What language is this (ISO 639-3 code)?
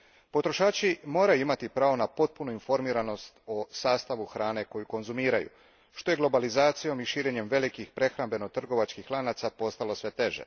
hrv